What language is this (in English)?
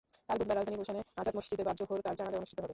Bangla